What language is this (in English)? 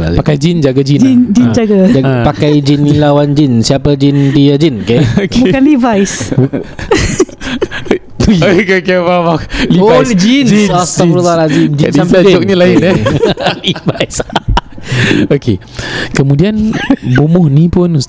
Malay